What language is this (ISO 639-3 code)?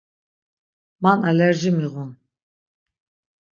lzz